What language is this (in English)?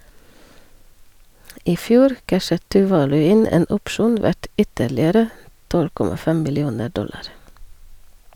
Norwegian